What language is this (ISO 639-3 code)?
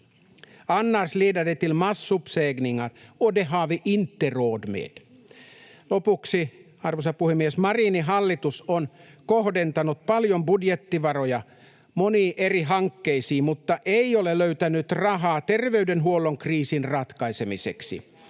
fin